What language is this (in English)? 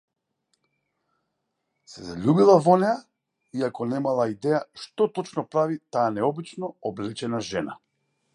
Macedonian